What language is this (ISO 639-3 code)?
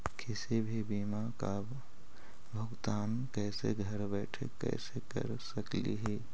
mag